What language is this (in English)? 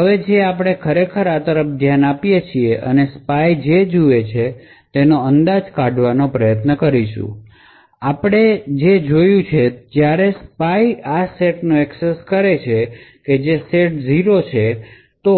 Gujarati